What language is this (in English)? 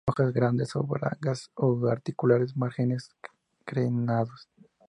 Spanish